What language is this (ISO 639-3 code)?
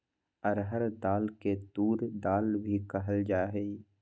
mag